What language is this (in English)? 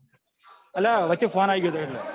Gujarati